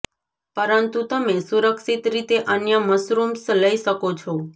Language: Gujarati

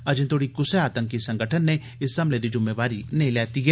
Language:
Dogri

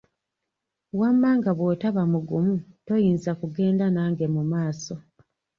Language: Ganda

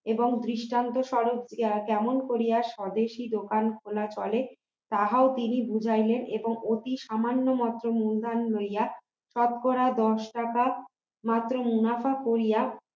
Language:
Bangla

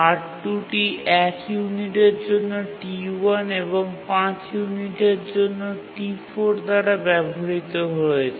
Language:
Bangla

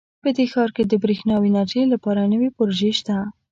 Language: Pashto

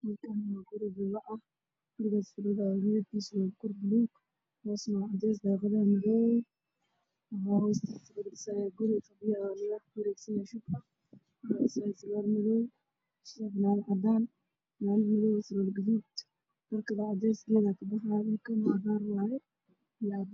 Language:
Somali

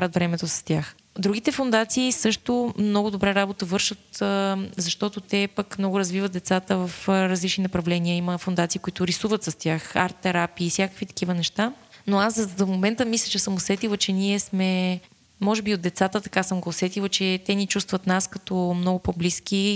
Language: Bulgarian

